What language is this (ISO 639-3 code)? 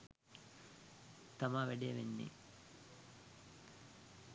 sin